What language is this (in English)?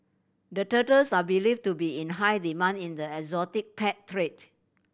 English